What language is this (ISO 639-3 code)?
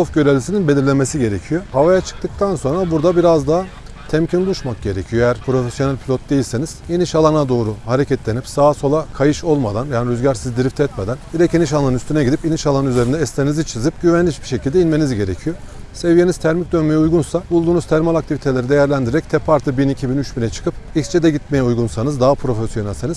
tur